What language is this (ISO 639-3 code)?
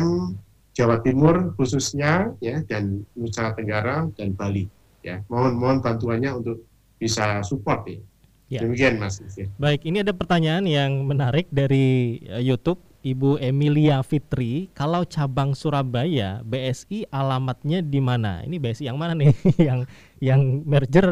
ind